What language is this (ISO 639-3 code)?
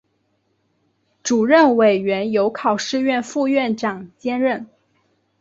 zho